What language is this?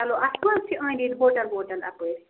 Kashmiri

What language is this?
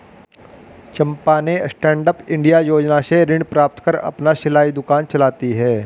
Hindi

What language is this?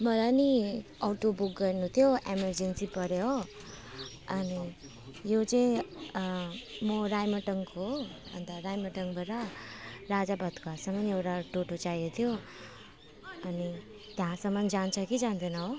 Nepali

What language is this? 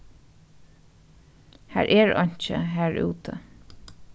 Faroese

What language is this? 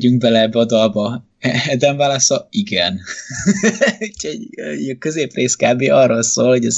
Hungarian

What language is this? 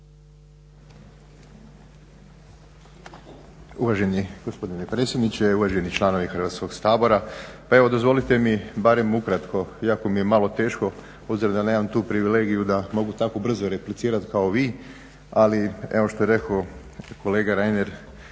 Croatian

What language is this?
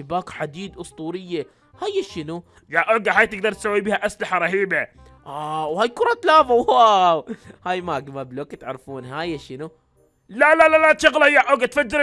Arabic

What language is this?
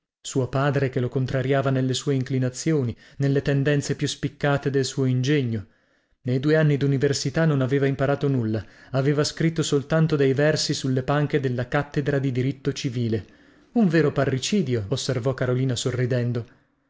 Italian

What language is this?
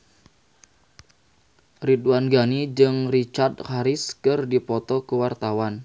Sundanese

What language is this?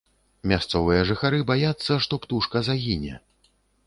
Belarusian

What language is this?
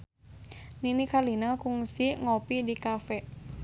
Sundanese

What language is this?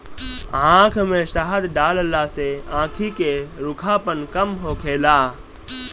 Bhojpuri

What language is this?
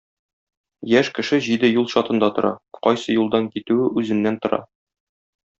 Tatar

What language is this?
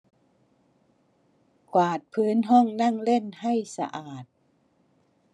Thai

